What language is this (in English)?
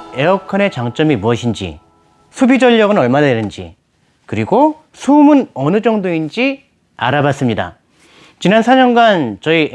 Korean